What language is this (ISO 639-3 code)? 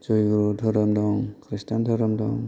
brx